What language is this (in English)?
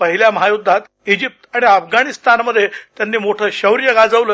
Marathi